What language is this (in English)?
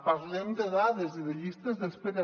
Catalan